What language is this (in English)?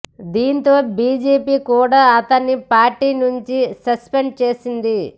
Telugu